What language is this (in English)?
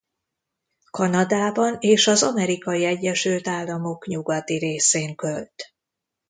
Hungarian